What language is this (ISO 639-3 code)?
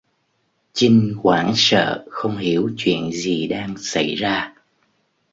vie